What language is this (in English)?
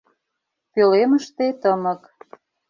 Mari